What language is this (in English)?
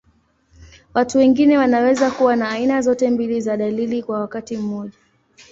Swahili